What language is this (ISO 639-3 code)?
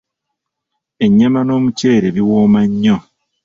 lug